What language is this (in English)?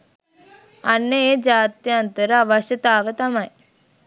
Sinhala